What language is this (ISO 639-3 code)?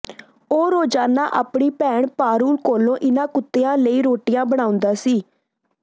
pan